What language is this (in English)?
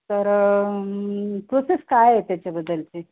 Marathi